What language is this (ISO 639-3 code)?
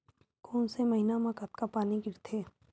hne